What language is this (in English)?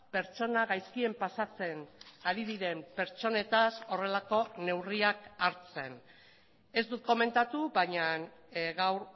Basque